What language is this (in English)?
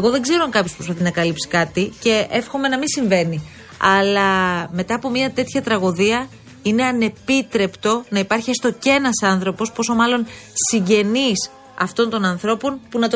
Greek